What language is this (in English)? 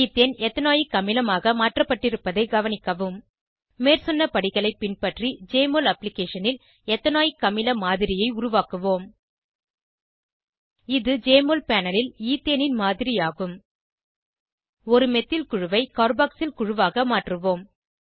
Tamil